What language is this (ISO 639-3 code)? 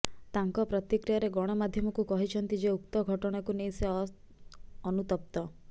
ori